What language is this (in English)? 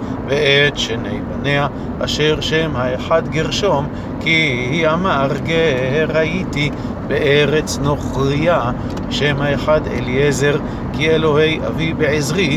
Hebrew